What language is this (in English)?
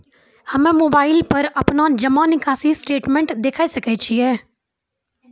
Maithili